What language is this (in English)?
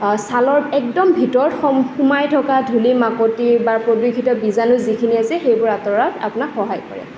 Assamese